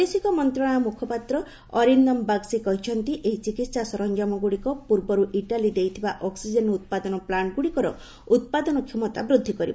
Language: Odia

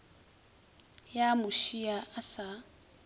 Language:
Northern Sotho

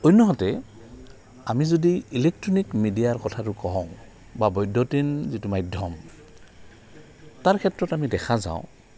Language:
Assamese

